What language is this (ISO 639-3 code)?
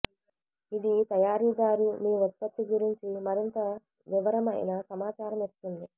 tel